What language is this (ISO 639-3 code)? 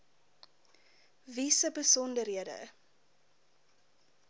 afr